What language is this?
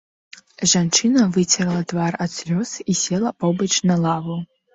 Belarusian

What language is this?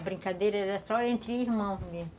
Portuguese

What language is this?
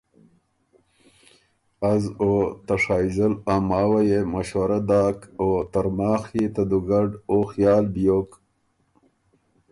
Ormuri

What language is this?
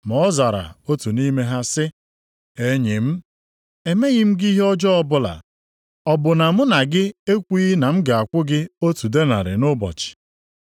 Igbo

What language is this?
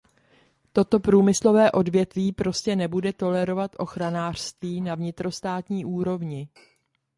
Czech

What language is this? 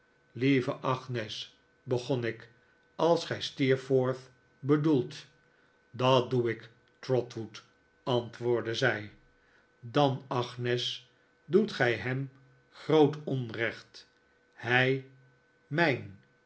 Dutch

